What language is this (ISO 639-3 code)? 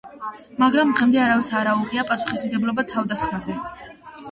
kat